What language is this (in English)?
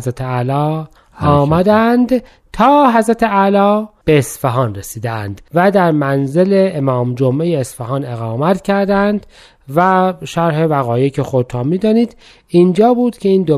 Persian